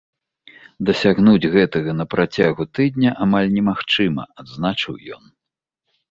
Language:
Belarusian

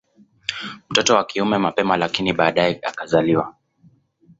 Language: Swahili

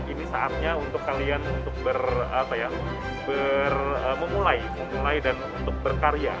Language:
Indonesian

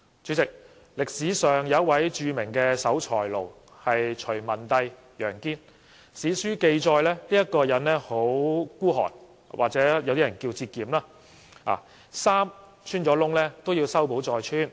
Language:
Cantonese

